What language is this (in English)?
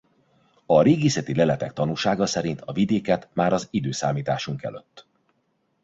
Hungarian